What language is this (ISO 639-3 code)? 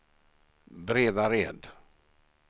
swe